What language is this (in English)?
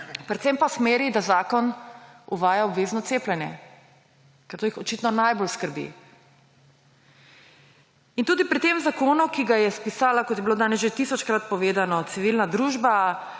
Slovenian